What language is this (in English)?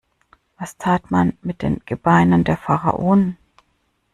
German